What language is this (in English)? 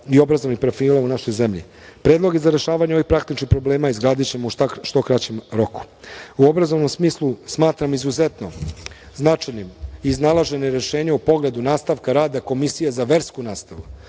Serbian